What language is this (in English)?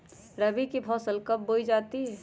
Magahi